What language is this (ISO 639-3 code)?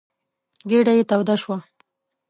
pus